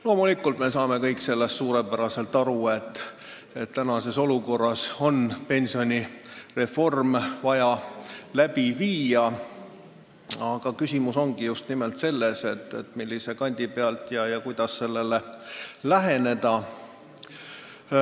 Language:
Estonian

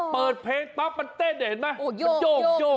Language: Thai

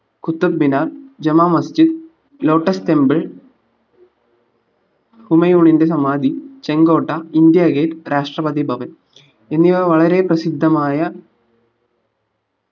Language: Malayalam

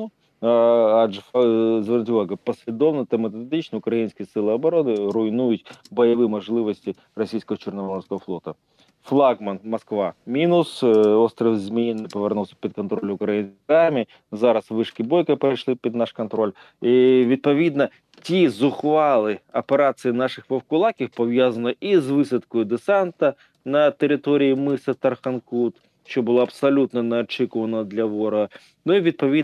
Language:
Ukrainian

